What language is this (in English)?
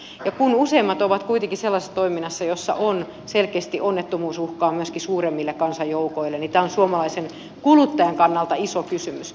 Finnish